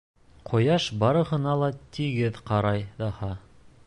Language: Bashkir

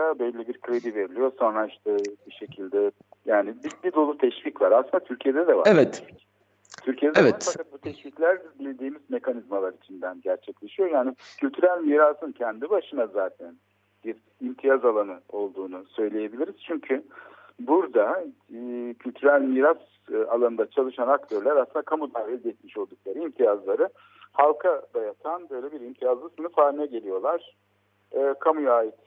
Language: Turkish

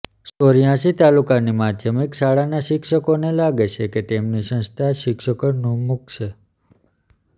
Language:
Gujarati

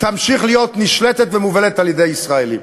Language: Hebrew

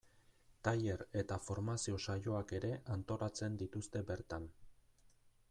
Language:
Basque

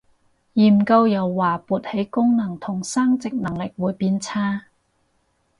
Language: Cantonese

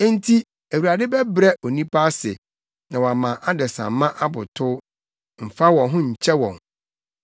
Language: Akan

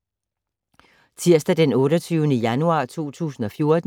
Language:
Danish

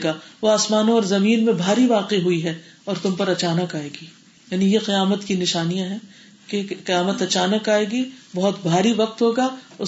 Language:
Urdu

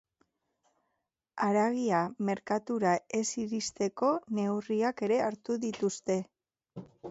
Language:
Basque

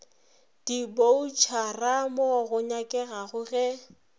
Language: Northern Sotho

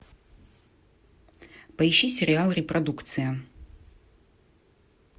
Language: Russian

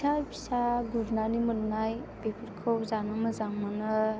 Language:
Bodo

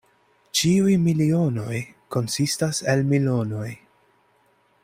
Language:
Esperanto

